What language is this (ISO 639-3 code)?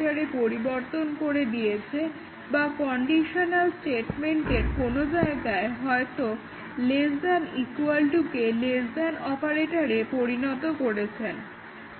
ben